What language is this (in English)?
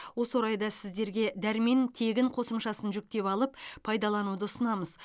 Kazakh